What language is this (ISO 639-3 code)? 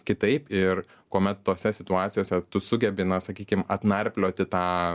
lit